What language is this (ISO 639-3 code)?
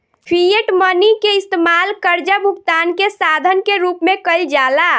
bho